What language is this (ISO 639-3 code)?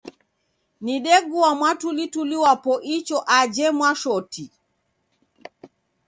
dav